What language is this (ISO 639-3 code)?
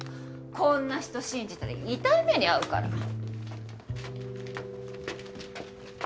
jpn